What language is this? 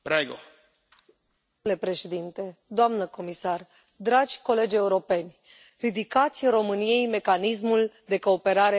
Romanian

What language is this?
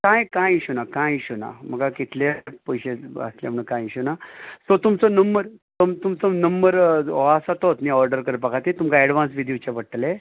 Konkani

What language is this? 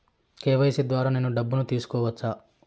Telugu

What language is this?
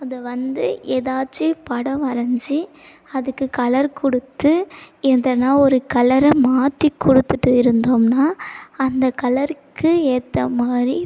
Tamil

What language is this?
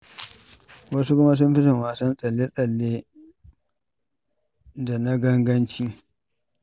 Hausa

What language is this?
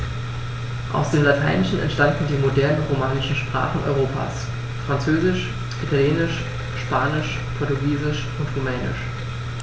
German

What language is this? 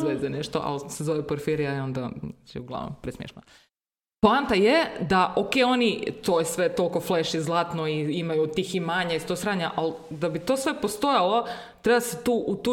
Croatian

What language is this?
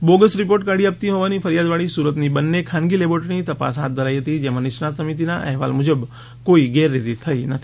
Gujarati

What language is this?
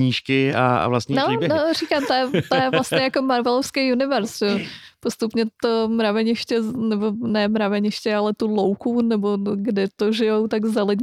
Czech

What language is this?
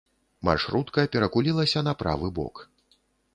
Belarusian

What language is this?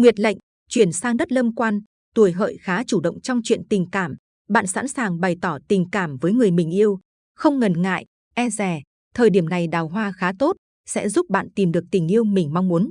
Vietnamese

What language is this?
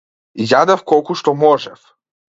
Macedonian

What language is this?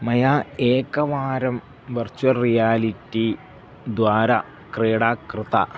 Sanskrit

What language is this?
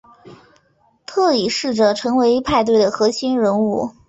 Chinese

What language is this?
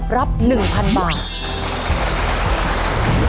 Thai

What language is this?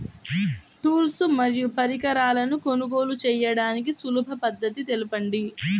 Telugu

